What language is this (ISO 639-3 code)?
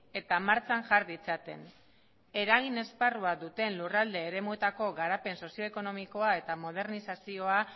eus